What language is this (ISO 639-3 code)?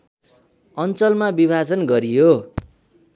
nep